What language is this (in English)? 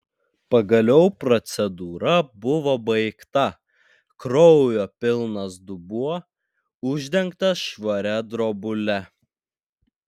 Lithuanian